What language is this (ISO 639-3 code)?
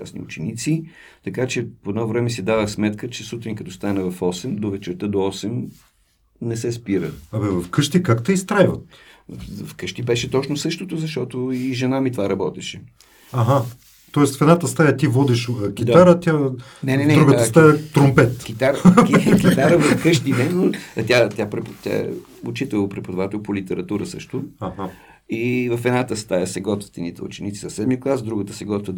bul